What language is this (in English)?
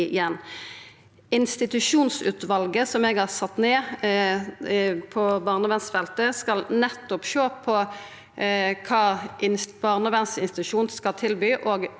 Norwegian